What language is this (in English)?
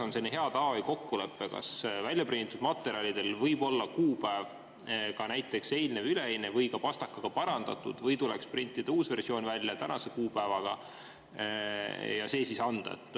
Estonian